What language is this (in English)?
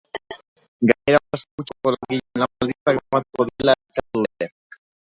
Basque